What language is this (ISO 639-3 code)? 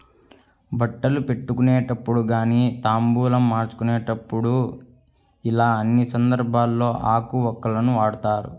tel